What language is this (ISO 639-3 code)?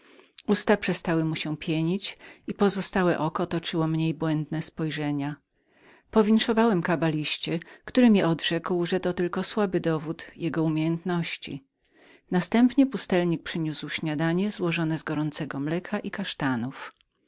pol